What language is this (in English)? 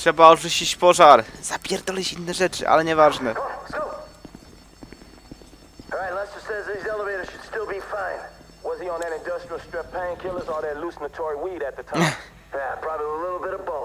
Polish